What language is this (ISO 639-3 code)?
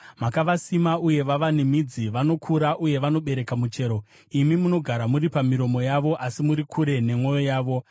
sna